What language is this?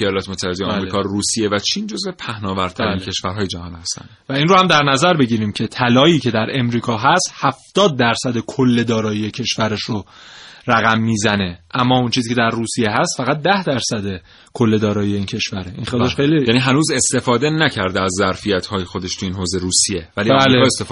Persian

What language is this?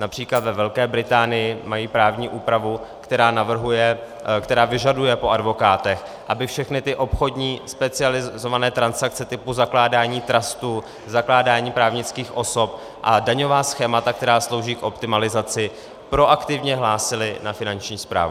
Czech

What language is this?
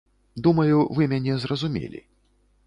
Belarusian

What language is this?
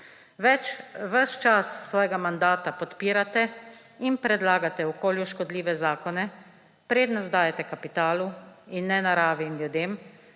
Slovenian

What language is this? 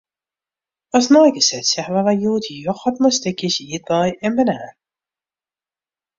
Western Frisian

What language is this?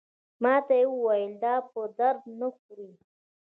Pashto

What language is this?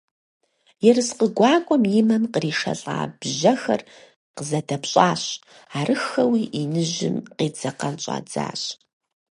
Kabardian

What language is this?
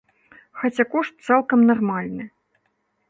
Belarusian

